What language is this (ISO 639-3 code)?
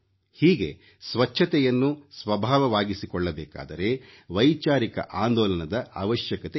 kan